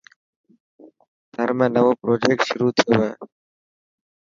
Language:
Dhatki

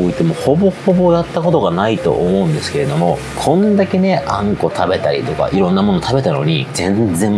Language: Japanese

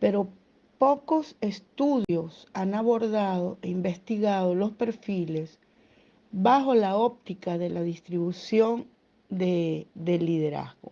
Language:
Spanish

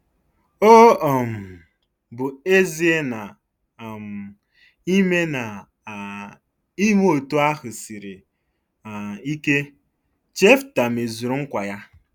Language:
Igbo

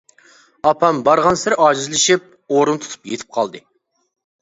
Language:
Uyghur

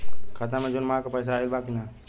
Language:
Bhojpuri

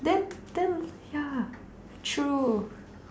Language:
English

